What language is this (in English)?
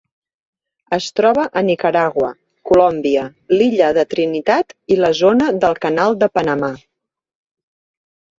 Catalan